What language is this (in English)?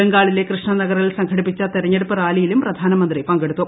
Malayalam